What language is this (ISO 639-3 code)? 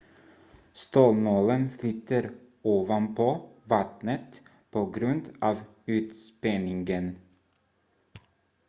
swe